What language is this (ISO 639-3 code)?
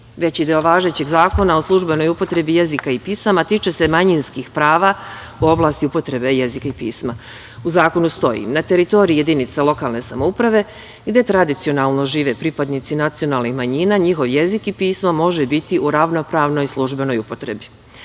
srp